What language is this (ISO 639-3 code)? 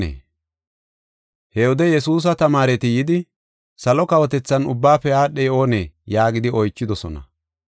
gof